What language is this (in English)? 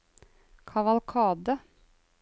Norwegian